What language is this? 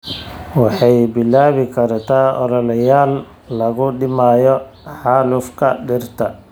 Somali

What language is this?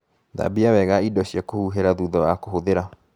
Kikuyu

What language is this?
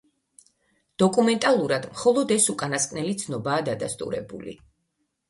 Georgian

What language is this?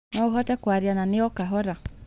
Kikuyu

